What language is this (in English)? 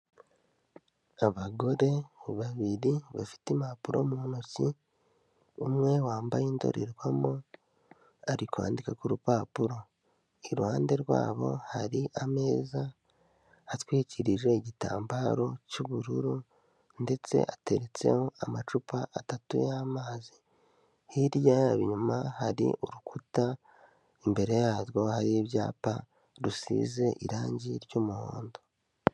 Kinyarwanda